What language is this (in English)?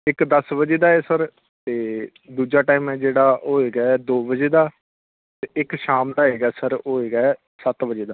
Punjabi